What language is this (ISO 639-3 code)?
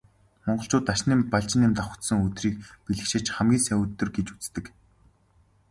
mon